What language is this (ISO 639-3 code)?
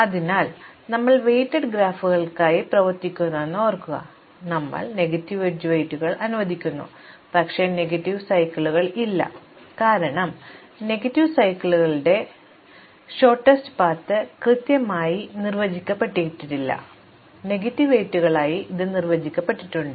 mal